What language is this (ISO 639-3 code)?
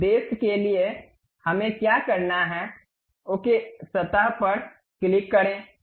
hin